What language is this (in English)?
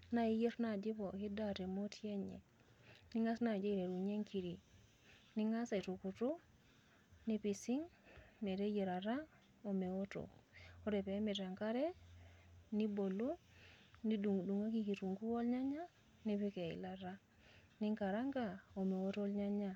Masai